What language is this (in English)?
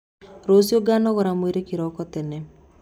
Kikuyu